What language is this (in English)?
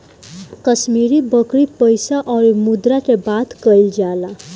Bhojpuri